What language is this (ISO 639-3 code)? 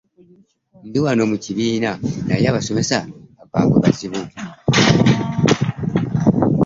lug